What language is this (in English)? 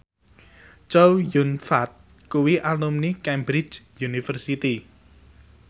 Javanese